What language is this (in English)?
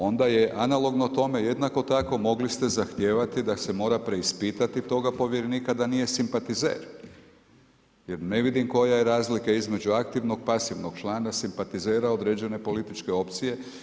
Croatian